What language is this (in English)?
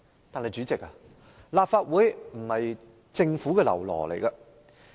Cantonese